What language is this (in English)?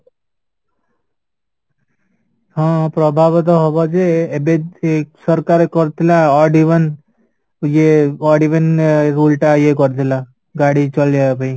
Odia